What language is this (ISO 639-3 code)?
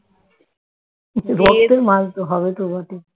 ben